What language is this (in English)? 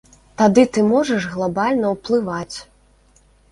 Belarusian